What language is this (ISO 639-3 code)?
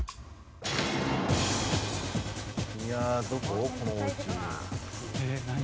jpn